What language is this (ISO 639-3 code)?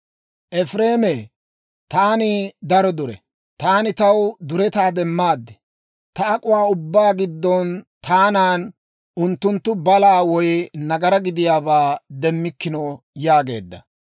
dwr